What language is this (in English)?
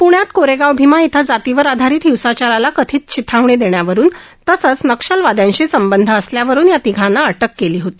Marathi